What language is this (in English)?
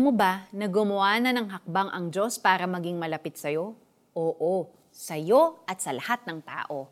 Filipino